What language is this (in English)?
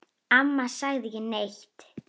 Icelandic